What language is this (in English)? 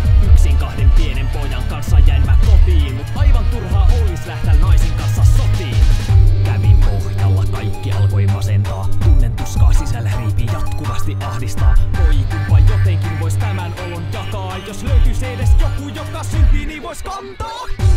Finnish